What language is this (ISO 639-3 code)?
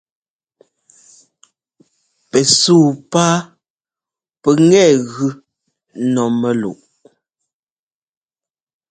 jgo